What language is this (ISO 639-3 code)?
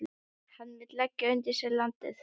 isl